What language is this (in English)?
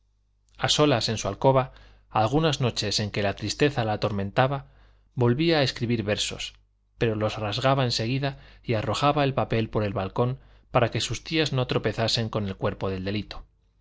Spanish